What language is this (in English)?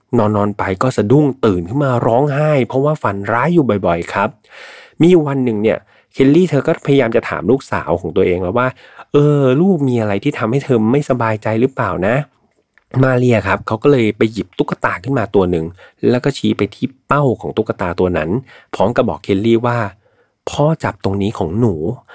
Thai